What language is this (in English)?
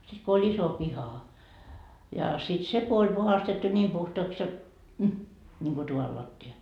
Finnish